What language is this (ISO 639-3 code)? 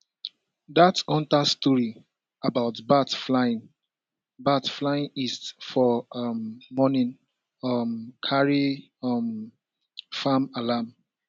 pcm